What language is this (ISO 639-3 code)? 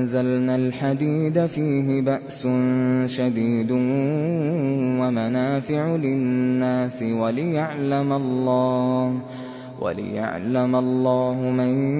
ara